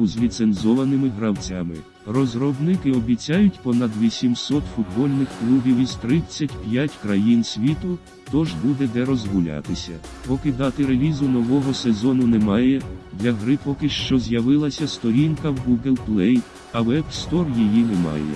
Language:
Ukrainian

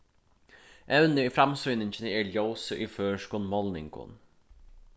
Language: Faroese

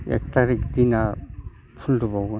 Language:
Bodo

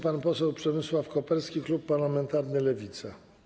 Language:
Polish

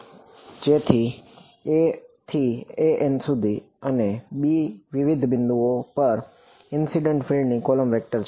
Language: Gujarati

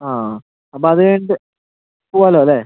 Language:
Malayalam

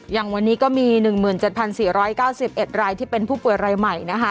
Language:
Thai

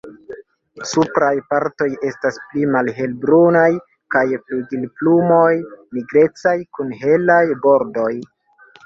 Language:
Esperanto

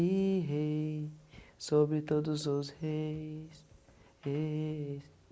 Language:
Portuguese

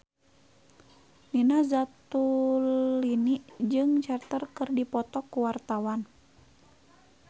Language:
Sundanese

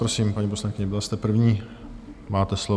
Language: Czech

